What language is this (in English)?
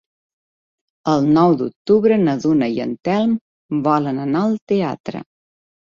Catalan